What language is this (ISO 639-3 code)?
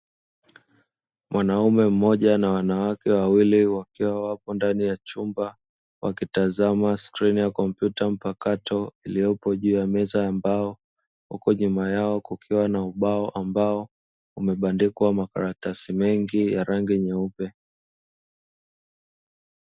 swa